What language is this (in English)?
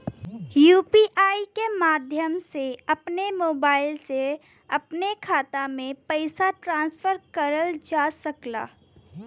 Bhojpuri